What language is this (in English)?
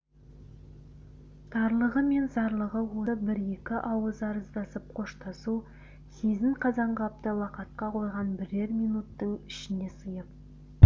Kazakh